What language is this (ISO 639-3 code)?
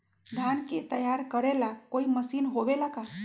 mag